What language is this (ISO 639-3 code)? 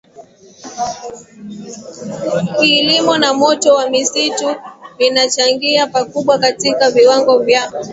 swa